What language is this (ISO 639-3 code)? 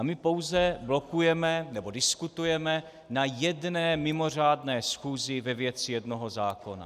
ces